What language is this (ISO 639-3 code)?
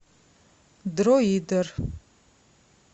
rus